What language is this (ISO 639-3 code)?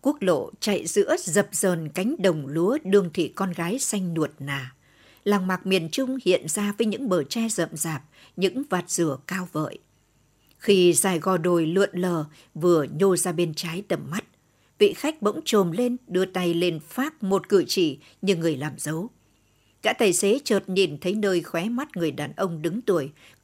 vie